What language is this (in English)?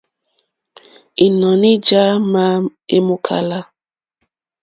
Mokpwe